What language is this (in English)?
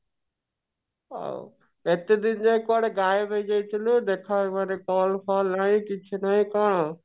Odia